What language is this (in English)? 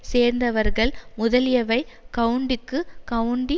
Tamil